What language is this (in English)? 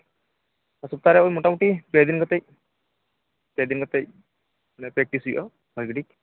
Santali